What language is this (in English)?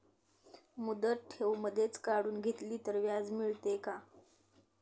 Marathi